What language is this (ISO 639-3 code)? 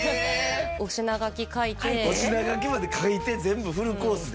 jpn